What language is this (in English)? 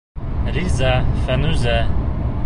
Bashkir